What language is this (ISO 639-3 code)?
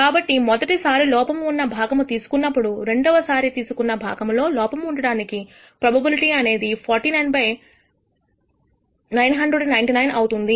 tel